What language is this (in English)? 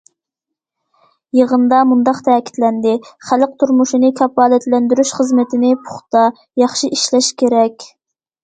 Uyghur